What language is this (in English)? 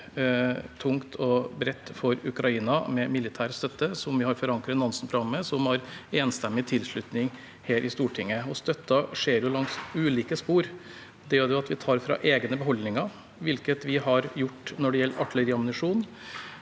Norwegian